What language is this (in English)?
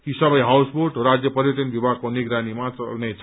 Nepali